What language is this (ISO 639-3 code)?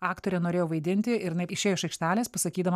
lit